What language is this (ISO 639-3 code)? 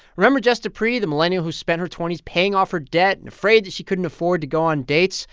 eng